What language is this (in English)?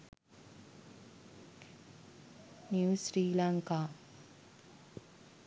Sinhala